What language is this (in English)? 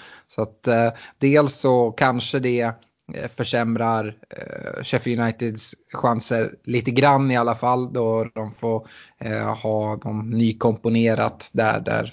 Swedish